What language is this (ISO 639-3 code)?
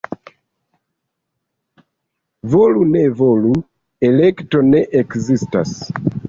epo